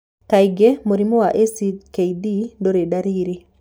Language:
Kikuyu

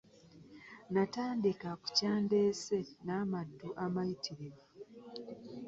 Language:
Ganda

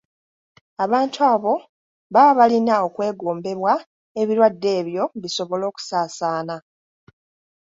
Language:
Ganda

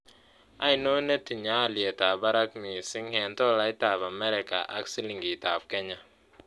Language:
Kalenjin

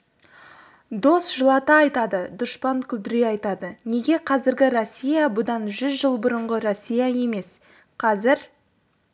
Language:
Kazakh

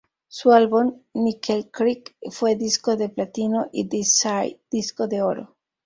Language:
Spanish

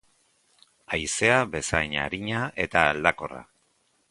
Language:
Basque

